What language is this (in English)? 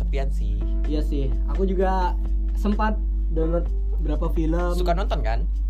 Indonesian